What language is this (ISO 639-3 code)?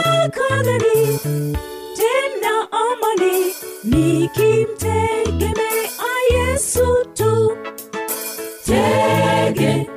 swa